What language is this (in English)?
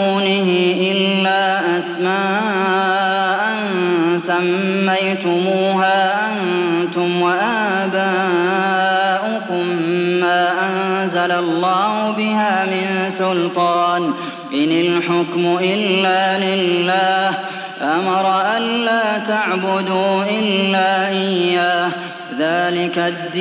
Arabic